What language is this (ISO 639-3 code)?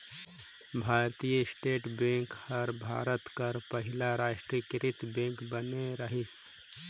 hne